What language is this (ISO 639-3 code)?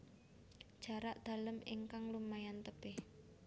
jav